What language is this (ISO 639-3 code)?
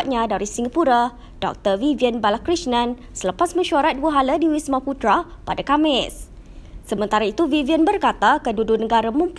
msa